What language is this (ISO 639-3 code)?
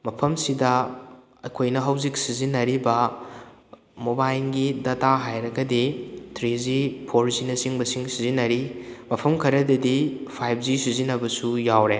mni